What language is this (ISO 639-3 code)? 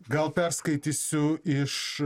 lit